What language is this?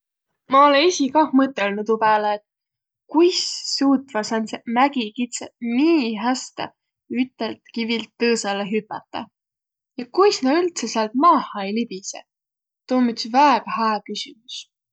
Võro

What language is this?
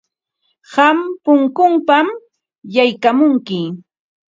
Ambo-Pasco Quechua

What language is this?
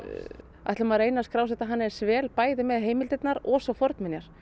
Icelandic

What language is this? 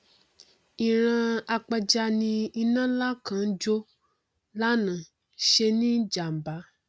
Yoruba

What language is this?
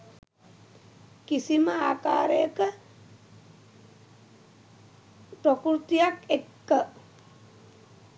Sinhala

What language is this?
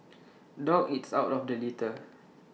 English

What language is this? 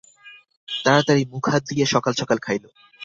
Bangla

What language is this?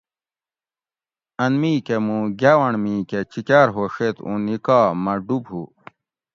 Gawri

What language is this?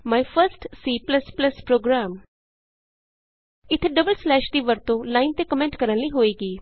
Punjabi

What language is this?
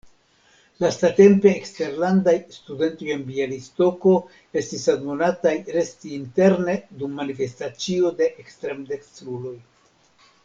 Esperanto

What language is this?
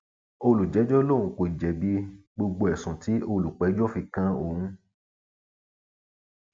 Yoruba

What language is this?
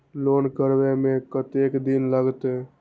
Maithili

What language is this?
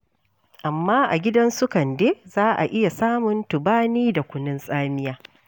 Hausa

